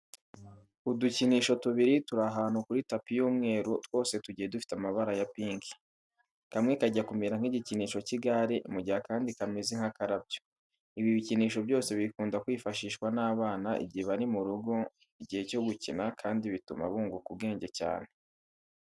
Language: Kinyarwanda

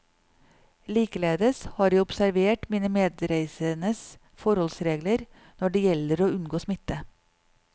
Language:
Norwegian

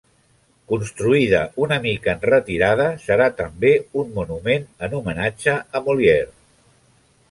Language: Catalan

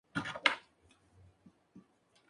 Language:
Spanish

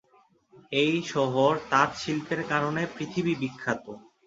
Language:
Bangla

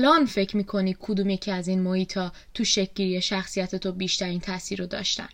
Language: Persian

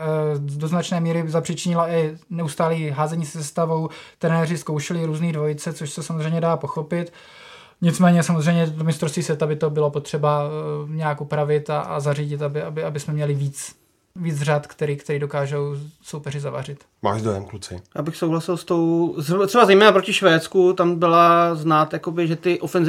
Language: Czech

